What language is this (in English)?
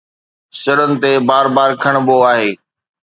Sindhi